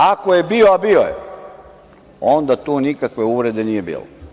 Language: Serbian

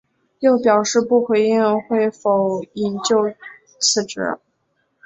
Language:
Chinese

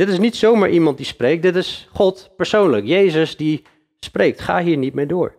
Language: Dutch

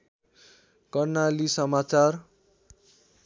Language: Nepali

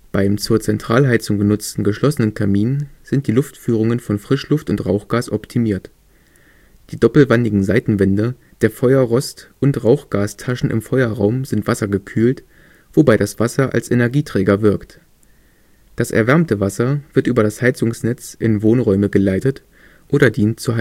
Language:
German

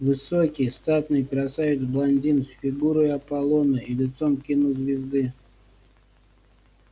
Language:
Russian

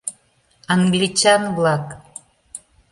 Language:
Mari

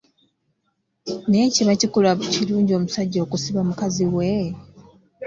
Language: Ganda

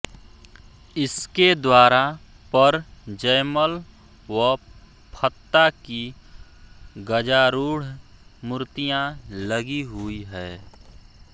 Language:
Hindi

